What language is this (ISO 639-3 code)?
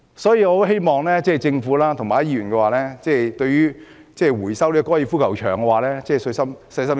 yue